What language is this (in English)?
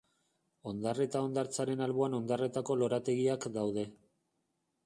Basque